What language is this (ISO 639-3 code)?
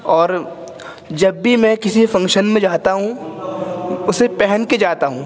urd